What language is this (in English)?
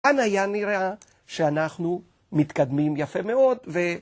Hebrew